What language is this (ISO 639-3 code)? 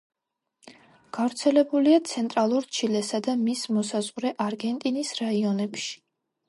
kat